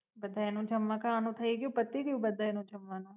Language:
Gujarati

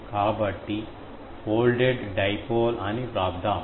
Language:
Telugu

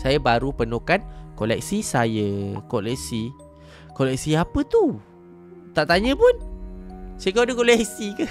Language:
Malay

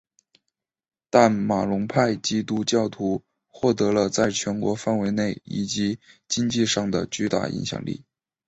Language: Chinese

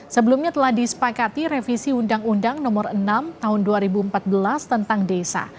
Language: Indonesian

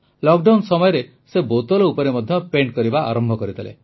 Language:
Odia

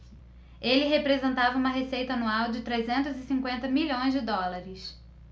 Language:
Portuguese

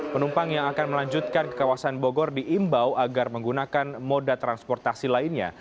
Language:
Indonesian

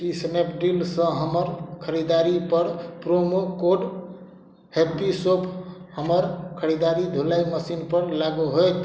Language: Maithili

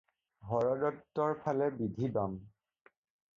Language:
Assamese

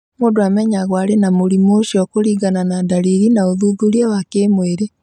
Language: Kikuyu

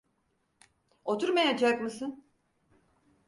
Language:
Turkish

